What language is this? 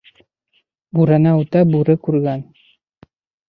Bashkir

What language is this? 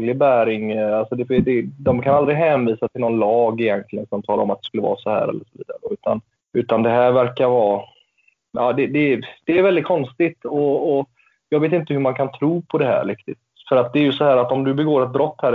Swedish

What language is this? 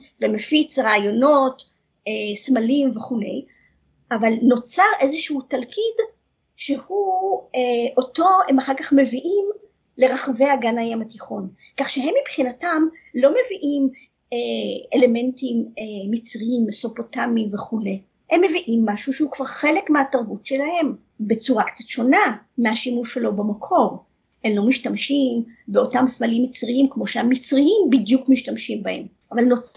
Hebrew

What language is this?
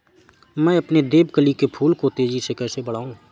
Hindi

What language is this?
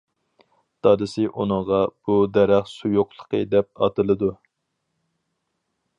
Uyghur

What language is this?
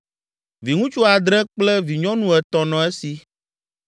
Ewe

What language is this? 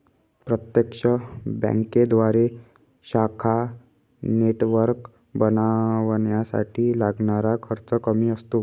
Marathi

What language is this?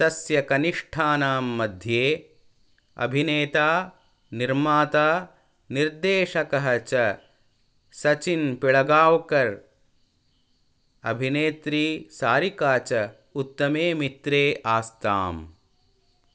Sanskrit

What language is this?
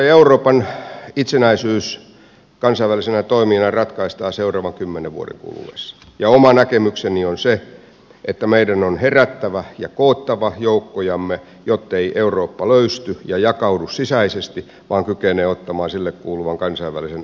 Finnish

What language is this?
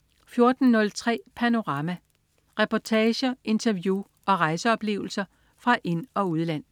Danish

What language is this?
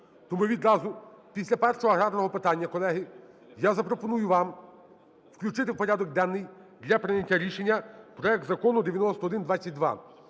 Ukrainian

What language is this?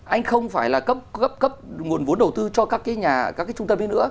Vietnamese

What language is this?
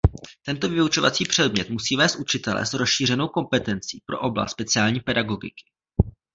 Czech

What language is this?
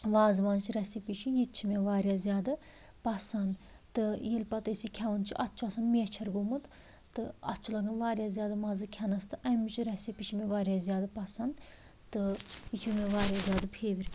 Kashmiri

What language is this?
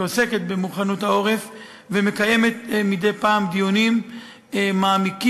Hebrew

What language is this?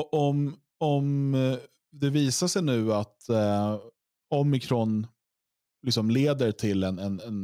Swedish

